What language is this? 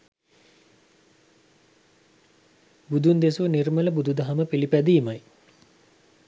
Sinhala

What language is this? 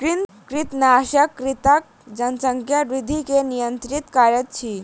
Maithili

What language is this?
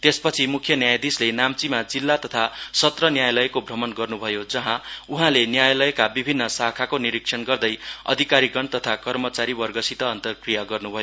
Nepali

